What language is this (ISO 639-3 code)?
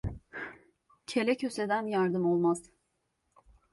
tur